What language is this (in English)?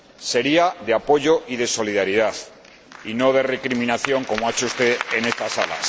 Spanish